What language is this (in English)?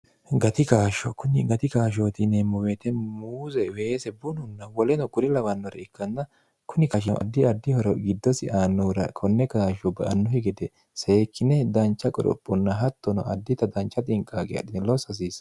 Sidamo